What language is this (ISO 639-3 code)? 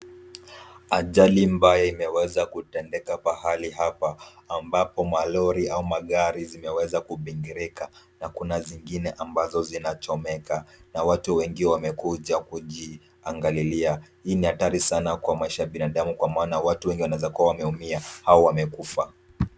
swa